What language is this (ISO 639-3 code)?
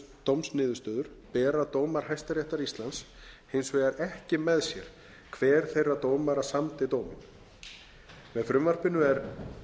isl